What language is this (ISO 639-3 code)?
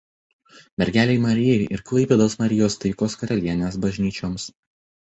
lit